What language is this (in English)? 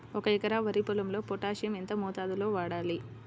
Telugu